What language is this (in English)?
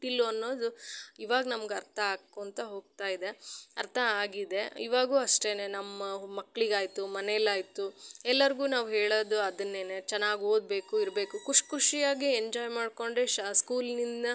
Kannada